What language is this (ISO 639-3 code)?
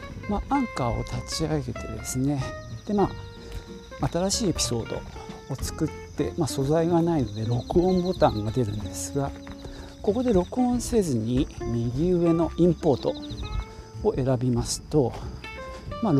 jpn